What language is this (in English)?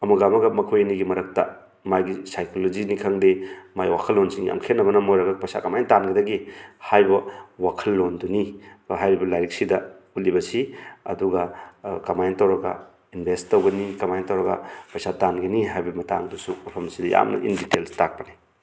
Manipuri